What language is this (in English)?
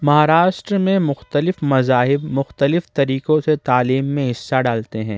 Urdu